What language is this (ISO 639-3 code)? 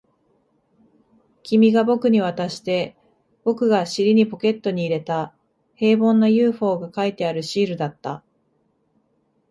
jpn